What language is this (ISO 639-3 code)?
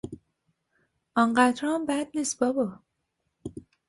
fas